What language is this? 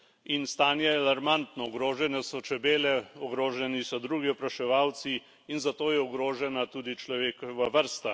Slovenian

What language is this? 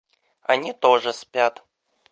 Russian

